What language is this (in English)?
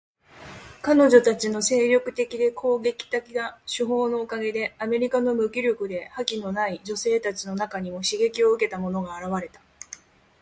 Japanese